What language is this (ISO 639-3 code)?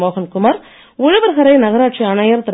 tam